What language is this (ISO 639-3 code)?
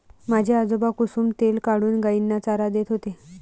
mar